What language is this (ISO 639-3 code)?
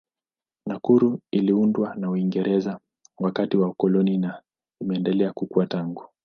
swa